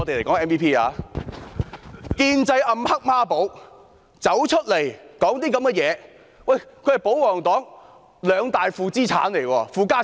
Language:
Cantonese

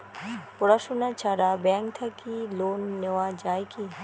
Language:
Bangla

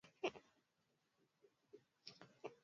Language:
Swahili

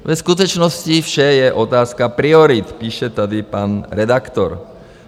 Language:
Czech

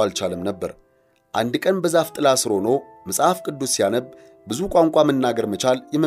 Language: Amharic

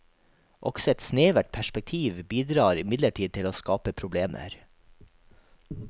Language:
Norwegian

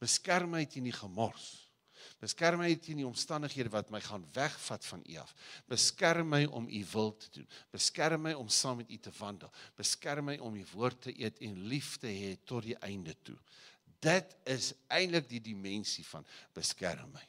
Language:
Dutch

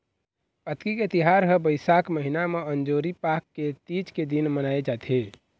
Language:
Chhattisgarhi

